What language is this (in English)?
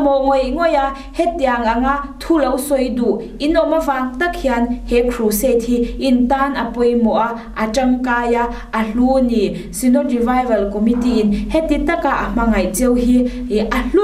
Thai